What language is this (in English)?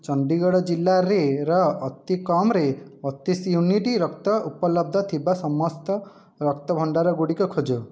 Odia